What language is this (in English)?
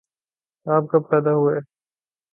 Urdu